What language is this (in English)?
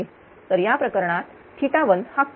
Marathi